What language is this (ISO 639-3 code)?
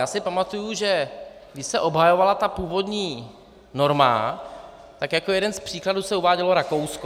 ces